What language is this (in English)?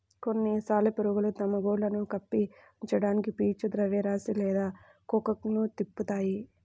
Telugu